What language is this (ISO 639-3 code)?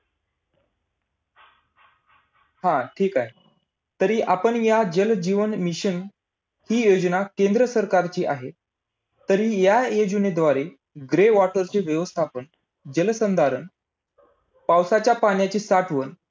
mar